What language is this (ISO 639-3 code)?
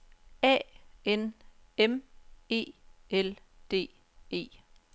dan